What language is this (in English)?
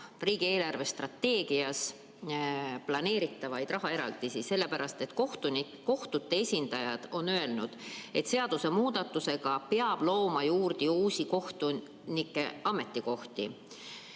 Estonian